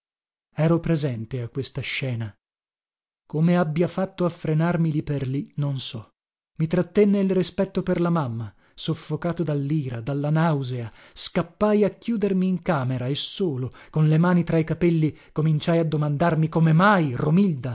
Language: Italian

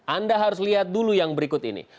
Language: Indonesian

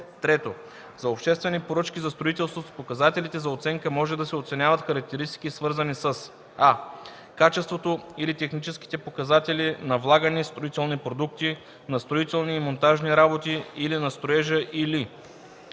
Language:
Bulgarian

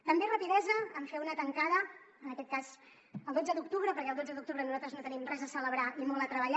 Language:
Catalan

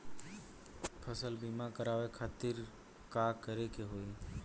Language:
Bhojpuri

